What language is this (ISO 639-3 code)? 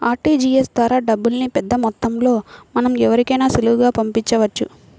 tel